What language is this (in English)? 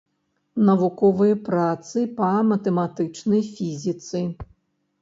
Belarusian